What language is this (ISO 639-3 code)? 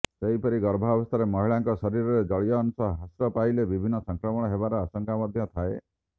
ori